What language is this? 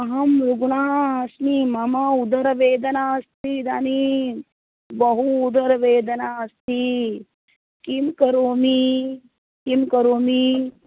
Sanskrit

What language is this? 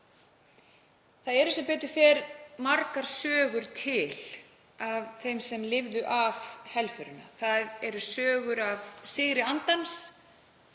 Icelandic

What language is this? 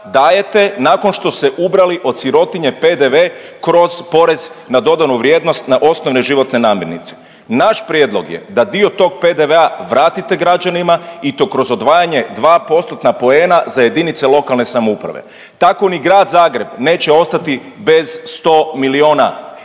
Croatian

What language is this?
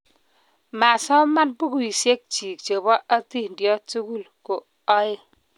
Kalenjin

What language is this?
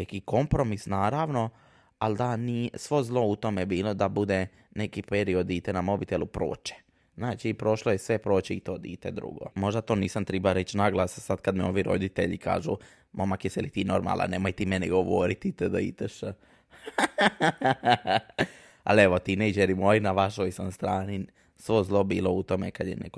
Croatian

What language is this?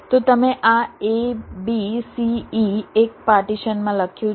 Gujarati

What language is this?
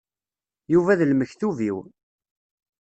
Kabyle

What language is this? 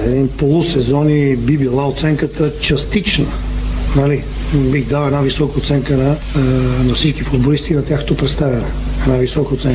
Bulgarian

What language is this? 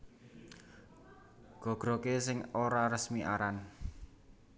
Javanese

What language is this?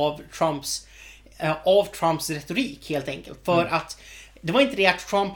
Swedish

